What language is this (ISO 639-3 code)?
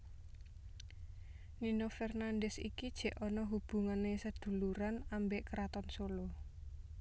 jav